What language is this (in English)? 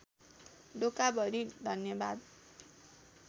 Nepali